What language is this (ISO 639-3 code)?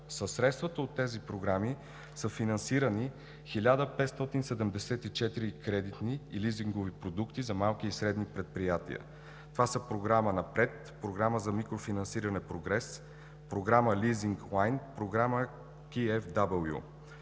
bul